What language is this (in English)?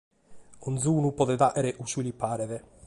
Sardinian